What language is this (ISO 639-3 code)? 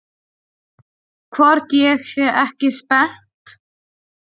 isl